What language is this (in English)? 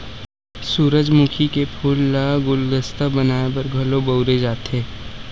Chhattisgarhi